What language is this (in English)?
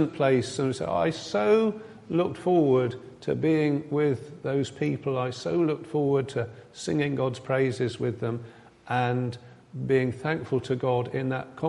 English